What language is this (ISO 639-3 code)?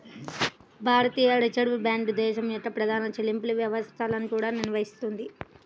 tel